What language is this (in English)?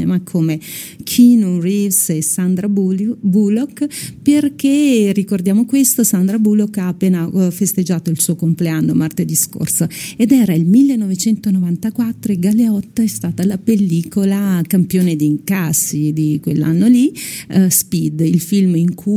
Italian